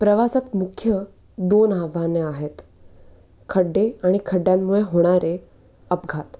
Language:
Marathi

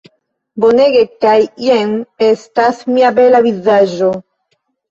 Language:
Esperanto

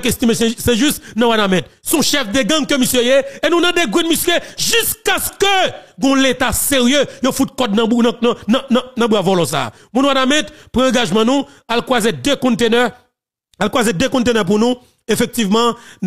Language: French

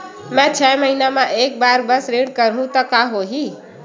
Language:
Chhattisgarhi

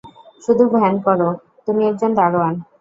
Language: Bangla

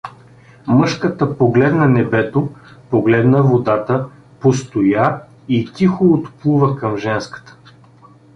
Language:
Bulgarian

